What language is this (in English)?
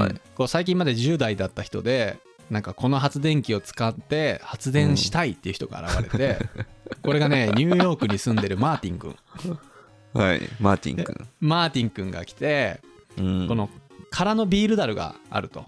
Japanese